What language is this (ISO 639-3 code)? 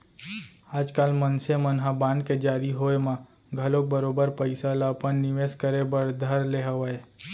hne